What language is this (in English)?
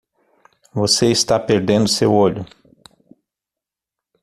Portuguese